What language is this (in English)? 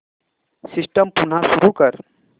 Marathi